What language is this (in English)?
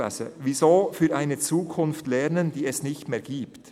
Swiss German